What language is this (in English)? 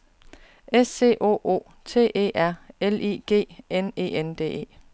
Danish